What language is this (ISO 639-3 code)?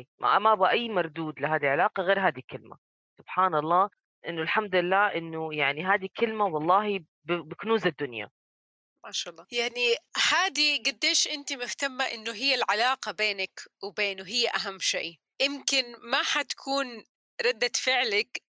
ara